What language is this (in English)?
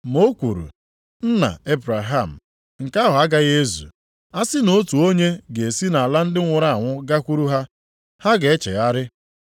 Igbo